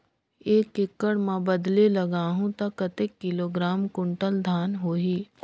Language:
Chhattisgarhi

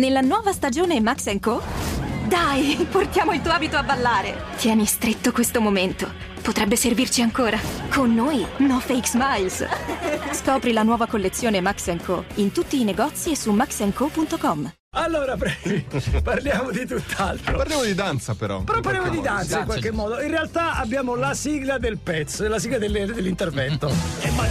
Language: Italian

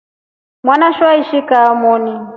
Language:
Rombo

